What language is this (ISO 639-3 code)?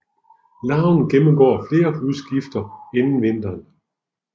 dan